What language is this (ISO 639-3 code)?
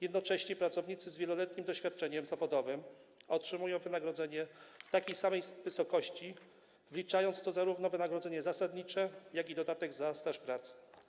pol